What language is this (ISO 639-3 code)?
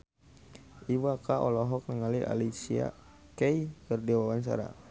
sun